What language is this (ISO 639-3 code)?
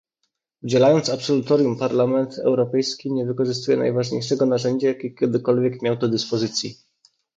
pol